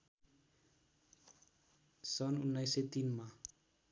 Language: Nepali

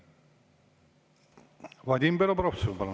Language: Estonian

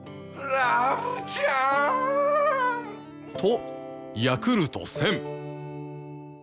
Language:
Japanese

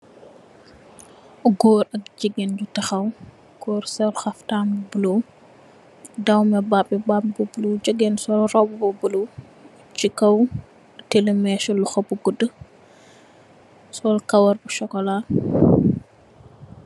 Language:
Wolof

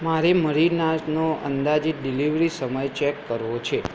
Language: Gujarati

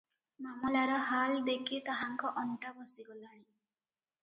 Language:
Odia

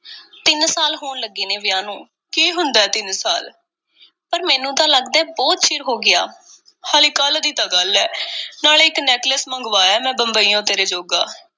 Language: Punjabi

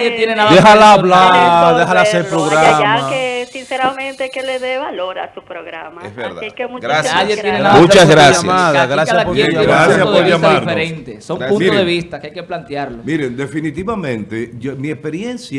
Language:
Spanish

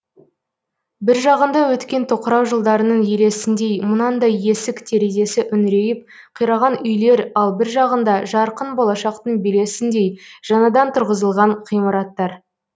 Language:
Kazakh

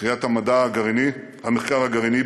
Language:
Hebrew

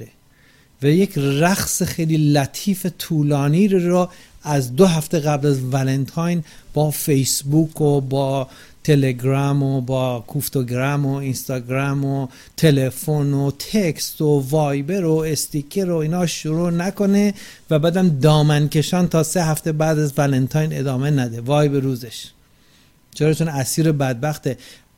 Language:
Persian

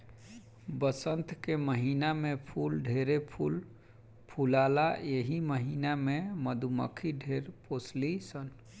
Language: Bhojpuri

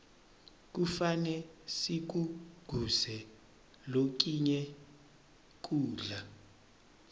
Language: Swati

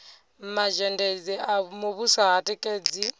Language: Venda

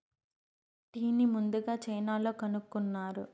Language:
Telugu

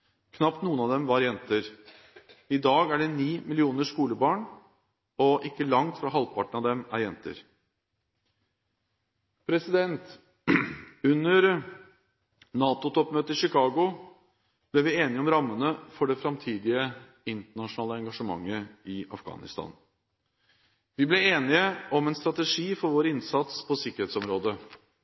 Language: Norwegian Bokmål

